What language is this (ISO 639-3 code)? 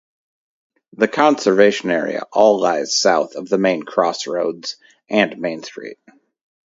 eng